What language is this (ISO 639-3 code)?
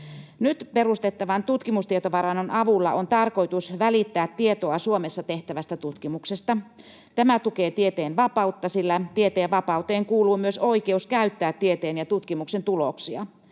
fin